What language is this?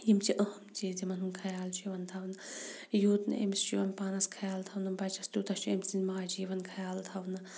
Kashmiri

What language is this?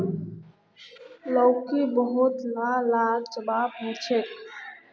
Magahi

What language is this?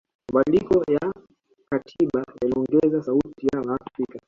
Swahili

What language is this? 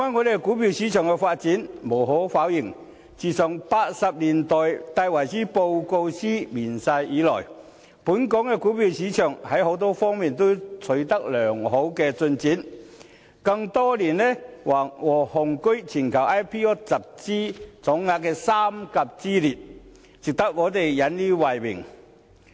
Cantonese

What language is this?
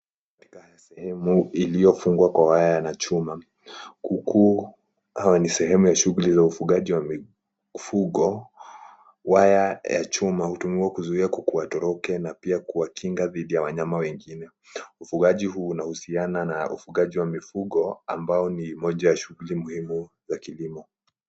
Swahili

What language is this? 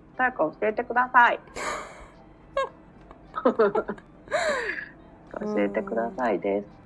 Japanese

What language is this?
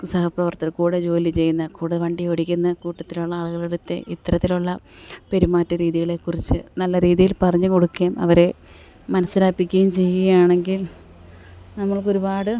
Malayalam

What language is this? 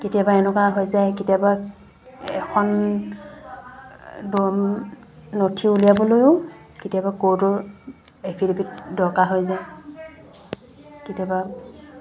Assamese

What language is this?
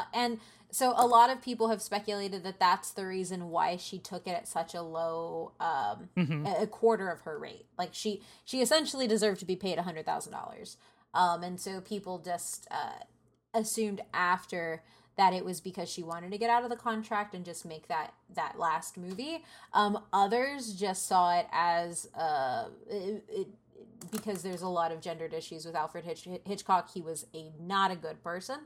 English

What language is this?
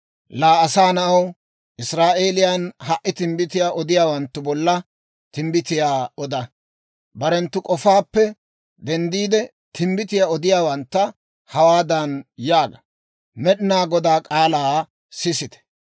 Dawro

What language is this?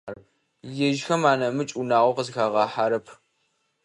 Adyghe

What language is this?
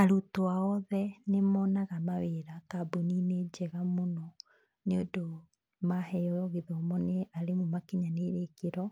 Kikuyu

